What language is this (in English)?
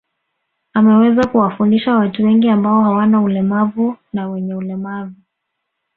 Swahili